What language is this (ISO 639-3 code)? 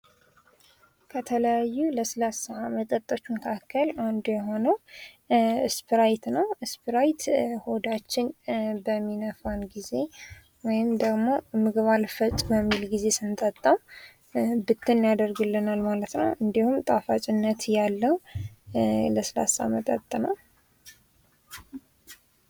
amh